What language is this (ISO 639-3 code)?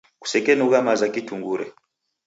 dav